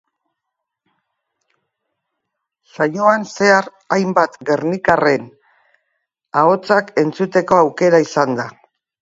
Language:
Basque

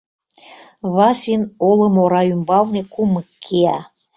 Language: Mari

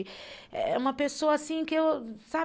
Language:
Portuguese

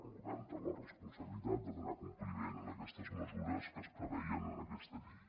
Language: Catalan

